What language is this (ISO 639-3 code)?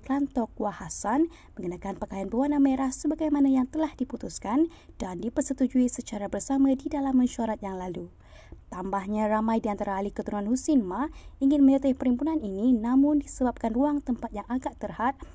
msa